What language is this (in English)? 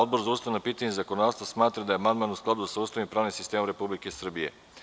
Serbian